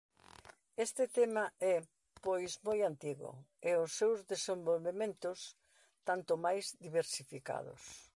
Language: Galician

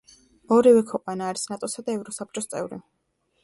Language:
Georgian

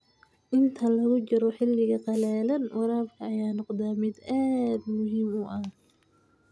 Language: Somali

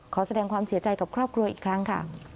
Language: Thai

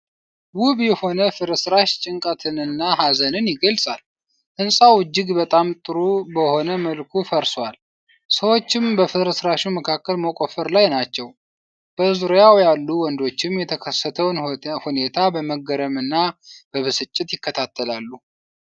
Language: Amharic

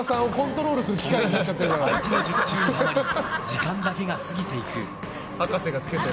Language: Japanese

